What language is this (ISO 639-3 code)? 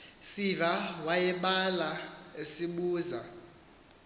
xho